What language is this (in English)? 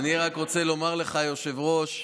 Hebrew